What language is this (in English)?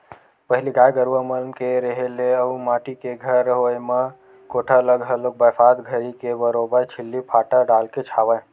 Chhattisgarhi